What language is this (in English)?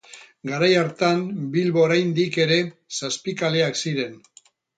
Basque